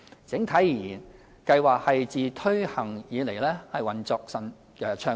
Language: Cantonese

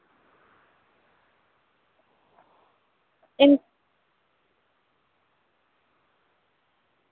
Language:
Santali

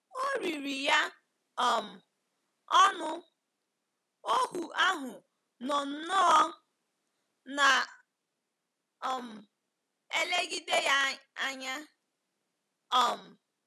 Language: Igbo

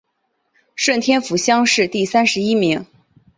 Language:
Chinese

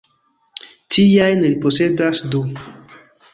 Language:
Esperanto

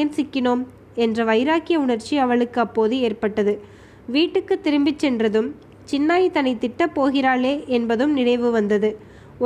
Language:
Tamil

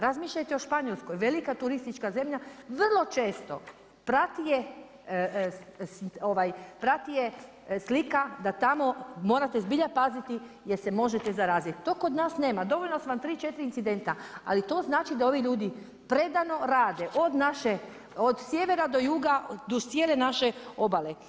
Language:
Croatian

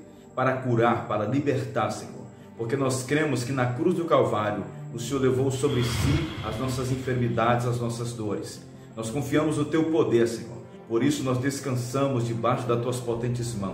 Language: Portuguese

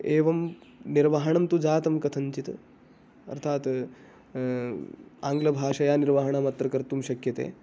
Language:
Sanskrit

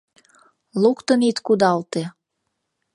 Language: Mari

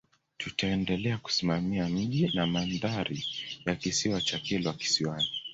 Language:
Swahili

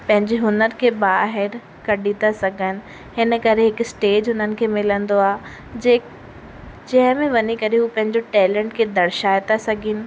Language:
Sindhi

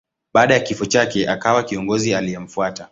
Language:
Swahili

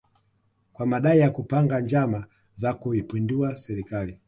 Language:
Swahili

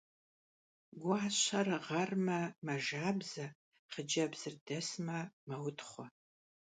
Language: Kabardian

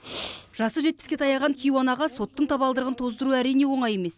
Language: Kazakh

